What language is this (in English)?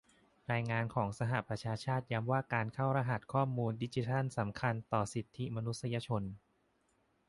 Thai